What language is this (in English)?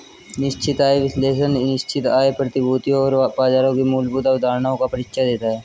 Hindi